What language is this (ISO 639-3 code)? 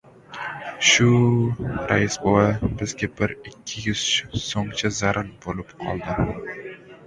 uzb